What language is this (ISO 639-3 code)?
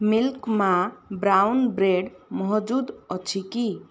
ori